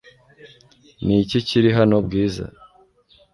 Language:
Kinyarwanda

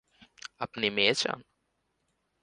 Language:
Bangla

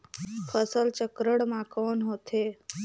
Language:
Chhattisgarhi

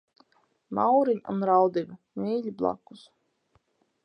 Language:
Latvian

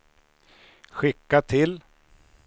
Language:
Swedish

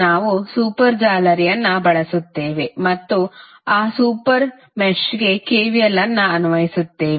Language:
Kannada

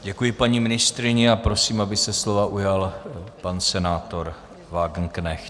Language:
Czech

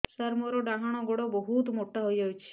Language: Odia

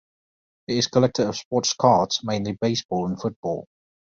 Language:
English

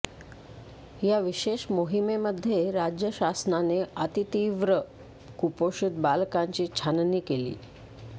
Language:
Marathi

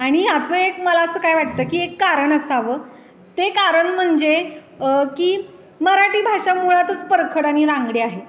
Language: Marathi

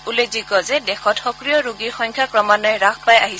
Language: Assamese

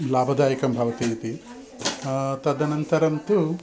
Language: Sanskrit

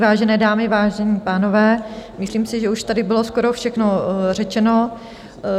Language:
Czech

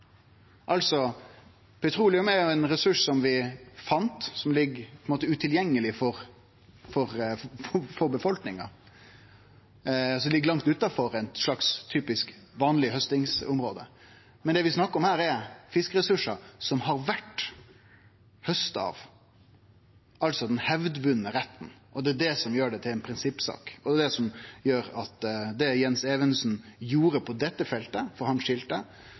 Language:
Norwegian Nynorsk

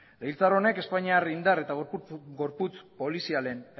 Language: Basque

